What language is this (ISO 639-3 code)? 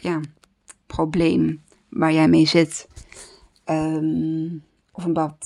nld